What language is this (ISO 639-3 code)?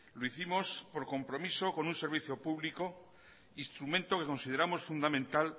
spa